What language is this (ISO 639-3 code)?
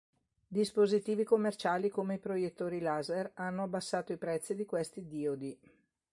ita